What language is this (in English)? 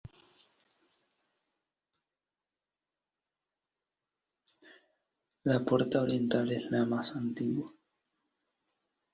Spanish